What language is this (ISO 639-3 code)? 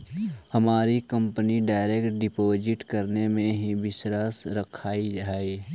mag